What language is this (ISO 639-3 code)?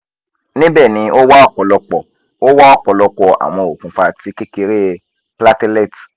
yor